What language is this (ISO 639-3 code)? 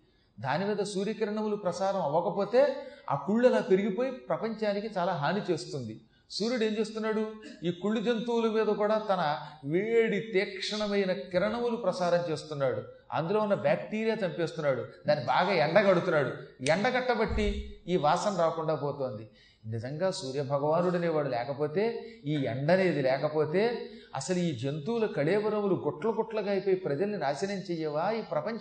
tel